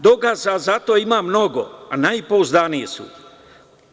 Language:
Serbian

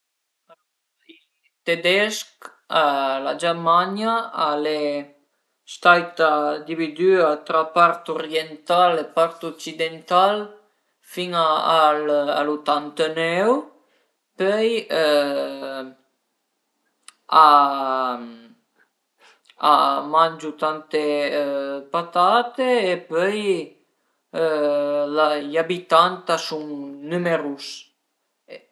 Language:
Piedmontese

